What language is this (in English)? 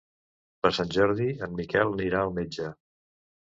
Catalan